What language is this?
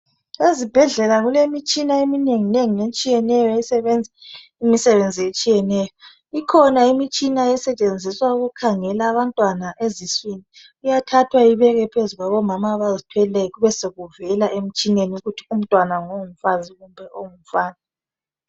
North Ndebele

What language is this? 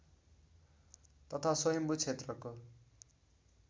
Nepali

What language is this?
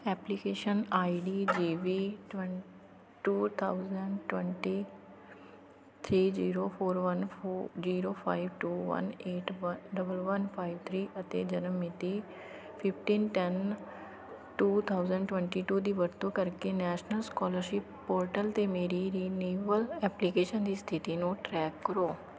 Punjabi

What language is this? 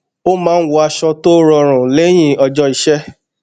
Yoruba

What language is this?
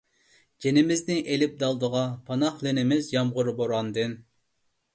Uyghur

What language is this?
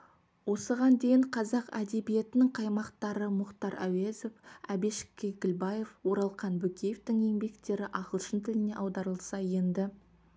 Kazakh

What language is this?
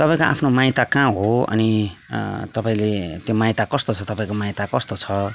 Nepali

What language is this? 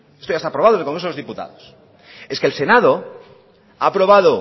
Spanish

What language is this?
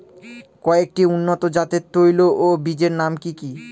Bangla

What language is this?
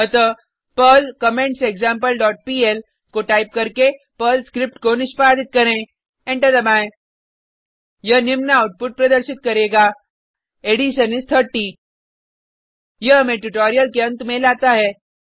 Hindi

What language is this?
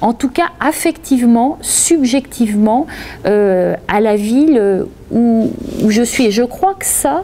French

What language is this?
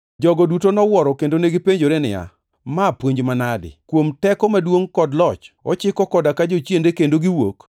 Luo (Kenya and Tanzania)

